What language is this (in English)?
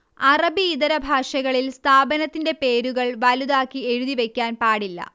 Malayalam